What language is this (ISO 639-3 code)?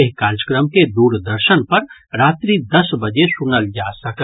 mai